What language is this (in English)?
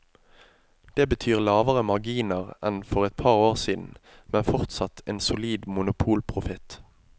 Norwegian